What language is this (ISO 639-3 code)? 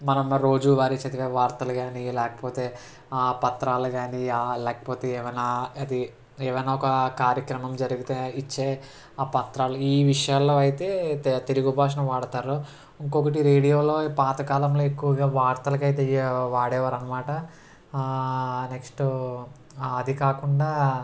tel